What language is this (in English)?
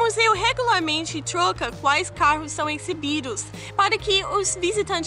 Portuguese